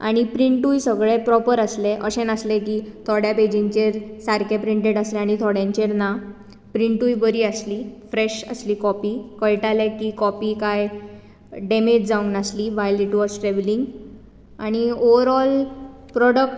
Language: Konkani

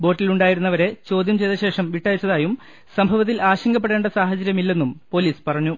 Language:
Malayalam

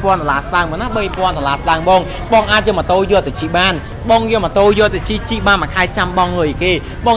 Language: Thai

